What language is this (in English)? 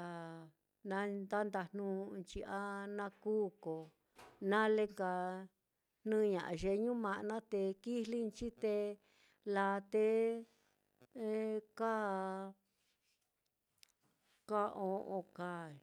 Mitlatongo Mixtec